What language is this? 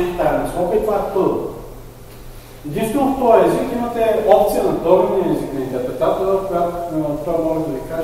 Bulgarian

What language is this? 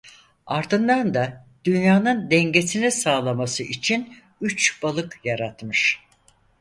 Turkish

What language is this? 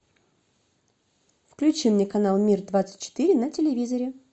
Russian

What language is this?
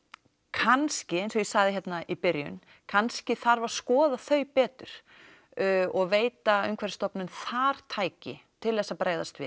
Icelandic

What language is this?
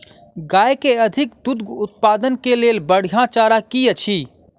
Maithili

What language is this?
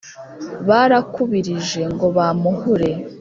Kinyarwanda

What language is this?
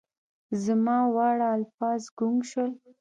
Pashto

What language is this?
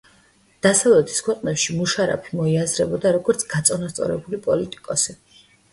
Georgian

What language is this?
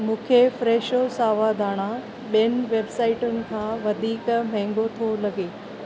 Sindhi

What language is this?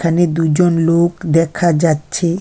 Bangla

